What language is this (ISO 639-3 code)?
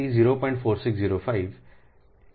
guj